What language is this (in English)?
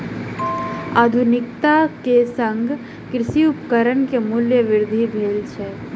Maithili